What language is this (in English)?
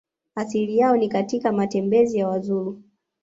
Swahili